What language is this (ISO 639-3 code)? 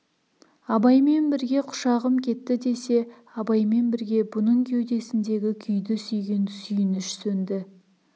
kaz